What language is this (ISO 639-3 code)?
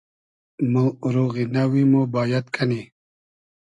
haz